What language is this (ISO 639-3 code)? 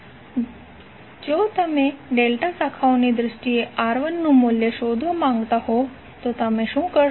guj